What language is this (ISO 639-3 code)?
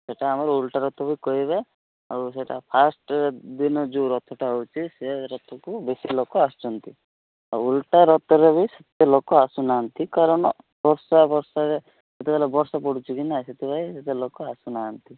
ori